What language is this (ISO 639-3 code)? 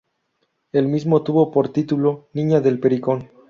spa